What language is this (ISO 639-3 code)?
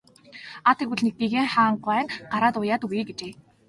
mon